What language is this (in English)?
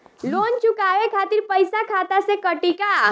Bhojpuri